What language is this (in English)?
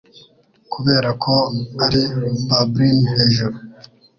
Kinyarwanda